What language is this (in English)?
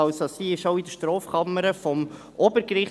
Swiss German